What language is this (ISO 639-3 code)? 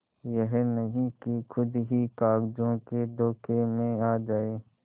hin